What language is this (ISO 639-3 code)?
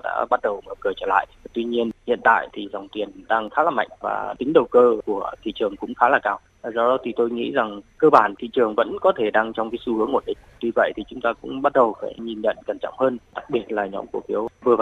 vie